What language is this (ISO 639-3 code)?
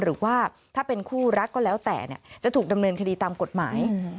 tha